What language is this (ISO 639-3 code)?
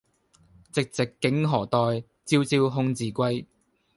yue